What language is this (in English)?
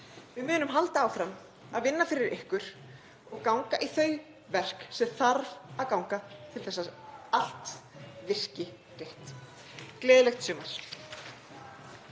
Icelandic